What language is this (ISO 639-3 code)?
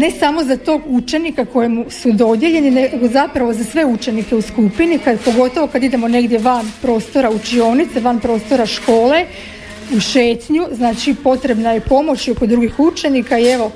hrv